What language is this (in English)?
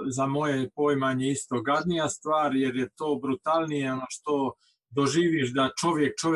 Croatian